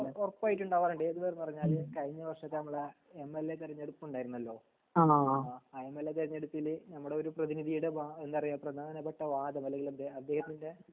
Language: Malayalam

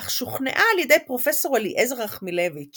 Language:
Hebrew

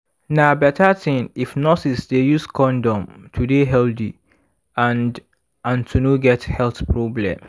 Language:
Nigerian Pidgin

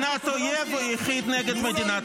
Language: Hebrew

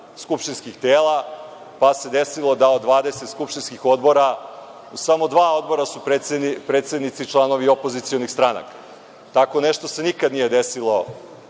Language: Serbian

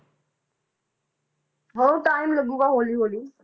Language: Punjabi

